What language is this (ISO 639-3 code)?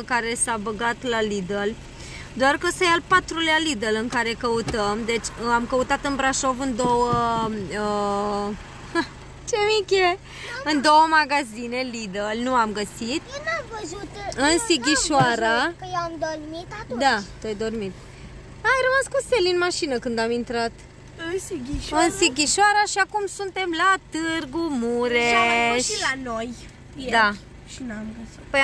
ron